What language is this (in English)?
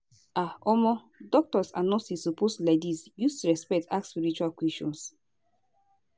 Nigerian Pidgin